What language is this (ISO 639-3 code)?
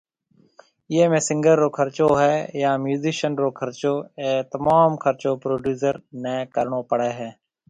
mve